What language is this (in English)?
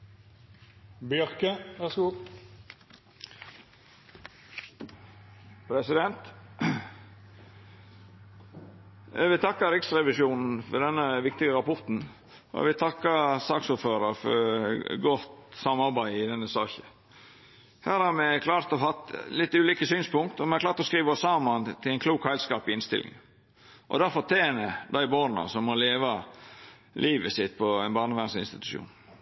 Norwegian Nynorsk